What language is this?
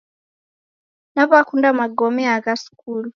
Taita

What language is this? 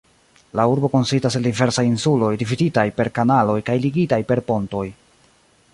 Esperanto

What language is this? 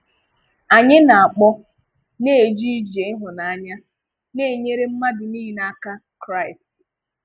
Igbo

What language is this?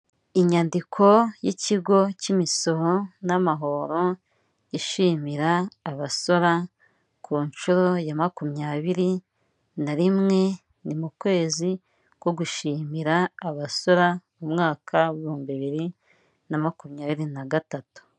Kinyarwanda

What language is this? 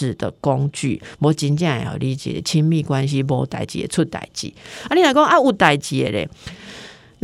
Chinese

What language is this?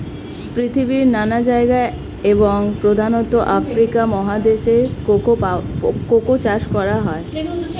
Bangla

